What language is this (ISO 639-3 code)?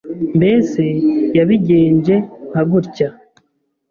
kin